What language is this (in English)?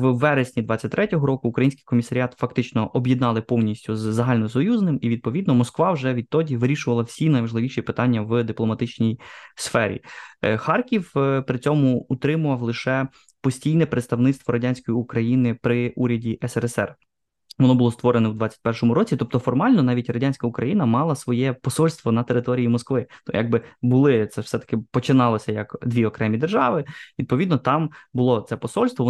Ukrainian